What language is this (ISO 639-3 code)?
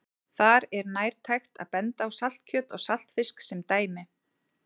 isl